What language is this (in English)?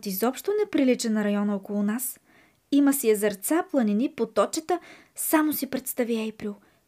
Bulgarian